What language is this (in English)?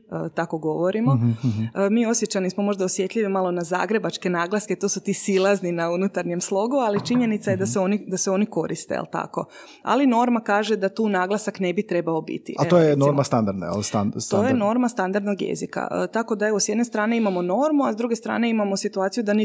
Croatian